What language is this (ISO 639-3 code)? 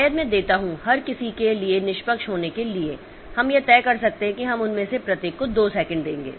hin